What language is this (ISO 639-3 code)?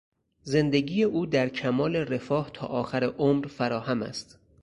fas